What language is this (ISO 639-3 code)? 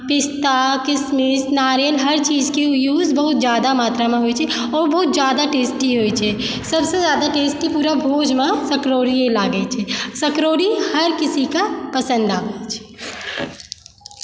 mai